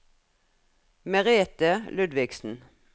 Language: Norwegian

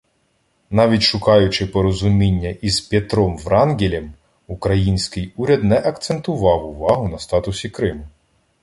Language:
Ukrainian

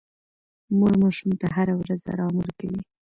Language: Pashto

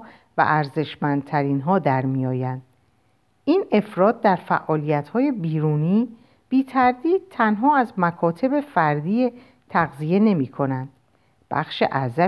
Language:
Persian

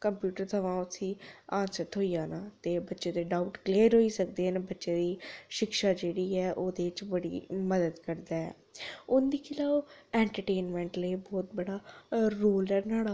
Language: Dogri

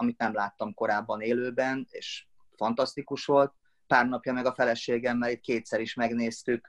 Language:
Hungarian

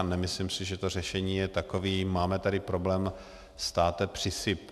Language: Czech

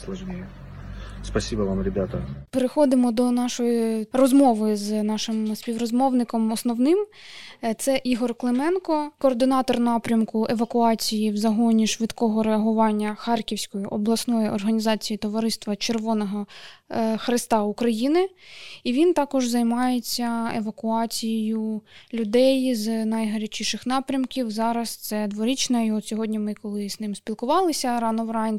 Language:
Ukrainian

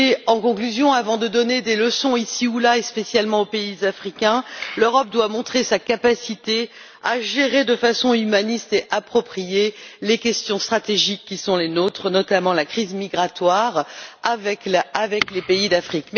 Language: French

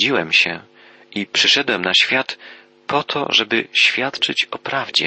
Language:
Polish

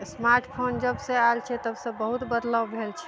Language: Maithili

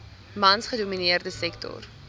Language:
Afrikaans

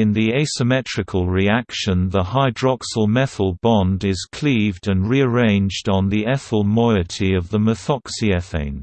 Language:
English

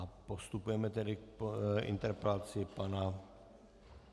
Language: Czech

